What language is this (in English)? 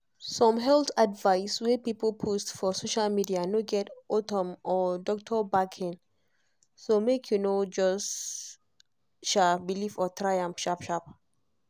Nigerian Pidgin